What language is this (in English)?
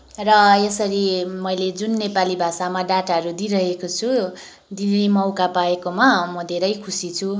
Nepali